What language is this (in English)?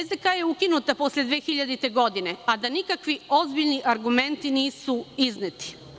Serbian